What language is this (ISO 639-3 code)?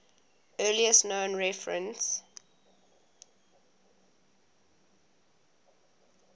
eng